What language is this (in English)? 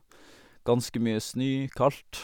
Norwegian